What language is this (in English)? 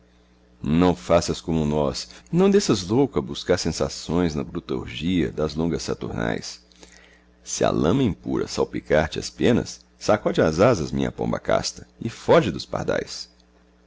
Portuguese